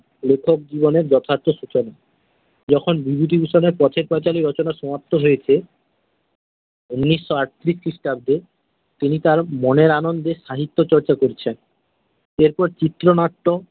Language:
Bangla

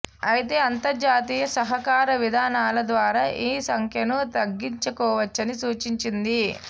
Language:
Telugu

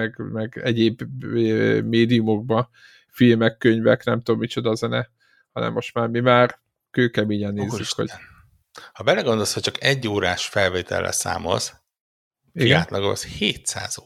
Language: Hungarian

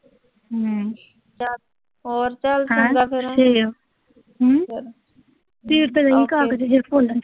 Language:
Punjabi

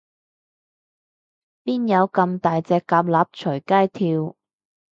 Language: Cantonese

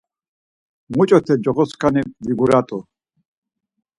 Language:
Laz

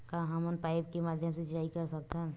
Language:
Chhattisgarhi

